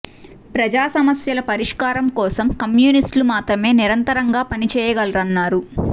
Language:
Telugu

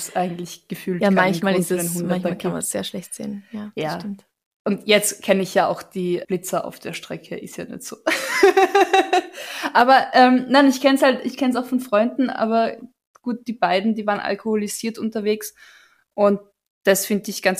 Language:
German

